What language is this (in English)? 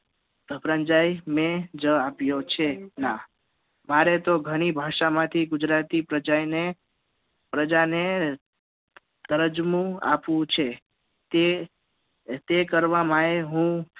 Gujarati